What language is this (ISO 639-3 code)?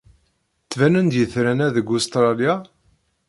kab